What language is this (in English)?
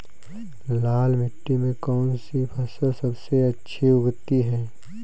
Hindi